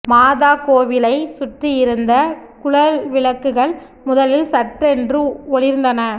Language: Tamil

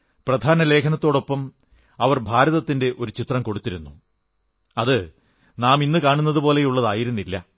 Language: Malayalam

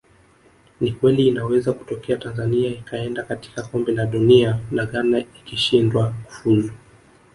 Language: Swahili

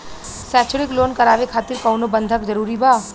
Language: Bhojpuri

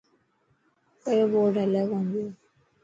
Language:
Dhatki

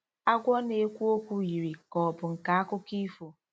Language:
Igbo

